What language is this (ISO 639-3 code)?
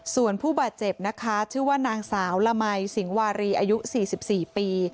tha